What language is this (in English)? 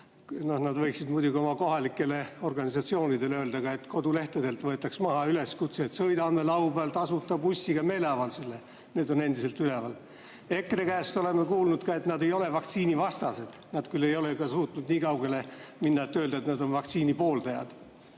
Estonian